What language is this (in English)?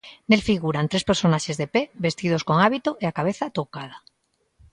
Galician